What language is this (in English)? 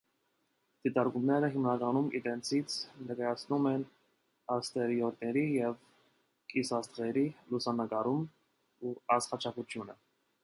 Armenian